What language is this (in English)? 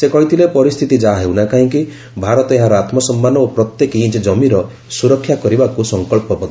Odia